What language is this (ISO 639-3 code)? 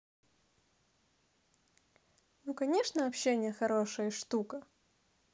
rus